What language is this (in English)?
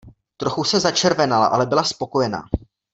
Czech